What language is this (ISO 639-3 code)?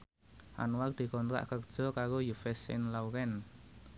jav